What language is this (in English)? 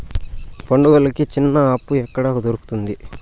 Telugu